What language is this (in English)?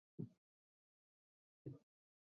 Chinese